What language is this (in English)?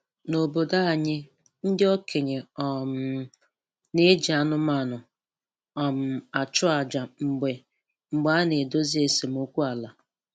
Igbo